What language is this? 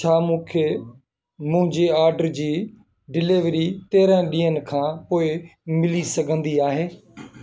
Sindhi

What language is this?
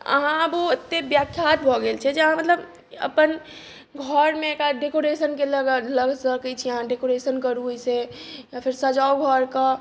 Maithili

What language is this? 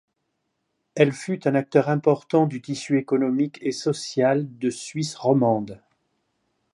French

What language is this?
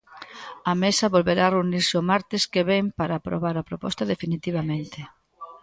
Galician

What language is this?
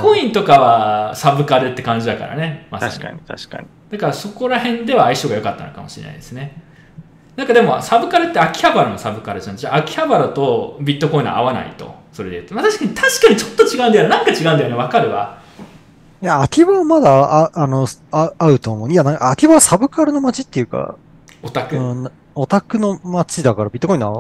Japanese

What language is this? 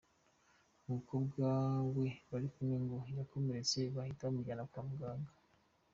Kinyarwanda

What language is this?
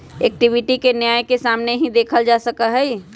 Magahi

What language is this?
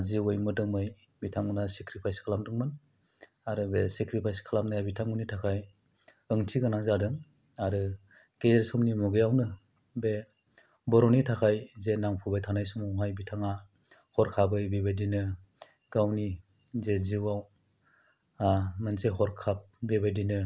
Bodo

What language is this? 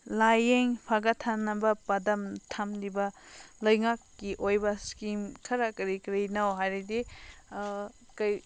Manipuri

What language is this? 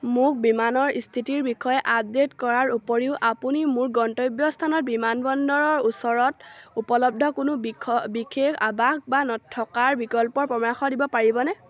Assamese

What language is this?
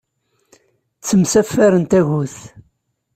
Kabyle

